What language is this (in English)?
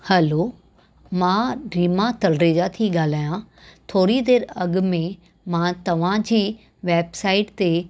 Sindhi